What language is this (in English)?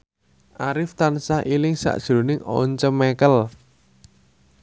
Javanese